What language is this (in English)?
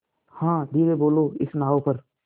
Hindi